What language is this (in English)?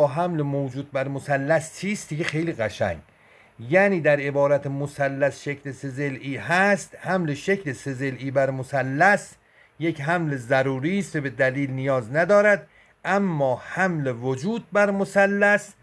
Persian